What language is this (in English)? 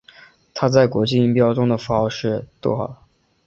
Chinese